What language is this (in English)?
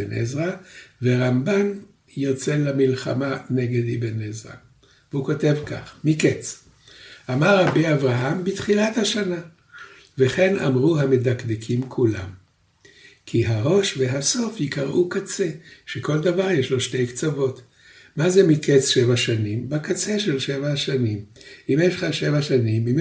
Hebrew